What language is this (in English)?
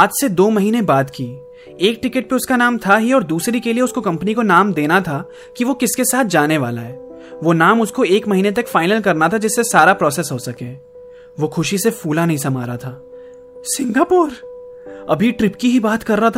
Hindi